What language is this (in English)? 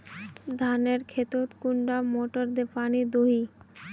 Magahi